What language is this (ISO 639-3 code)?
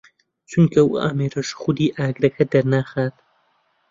ckb